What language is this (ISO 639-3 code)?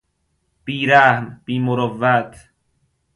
fas